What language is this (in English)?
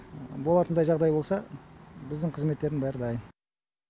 Kazakh